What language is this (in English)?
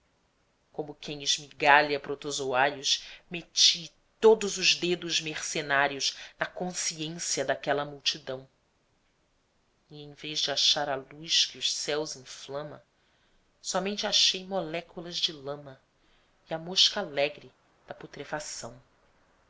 Portuguese